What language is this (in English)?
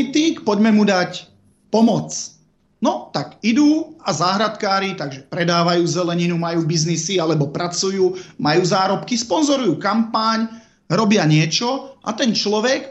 Slovak